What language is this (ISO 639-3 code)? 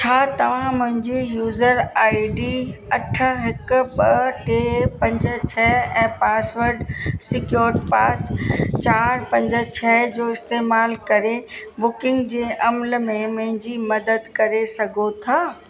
snd